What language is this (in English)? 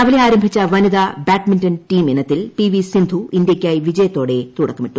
Malayalam